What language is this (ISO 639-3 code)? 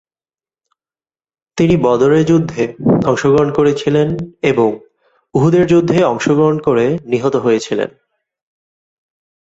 ben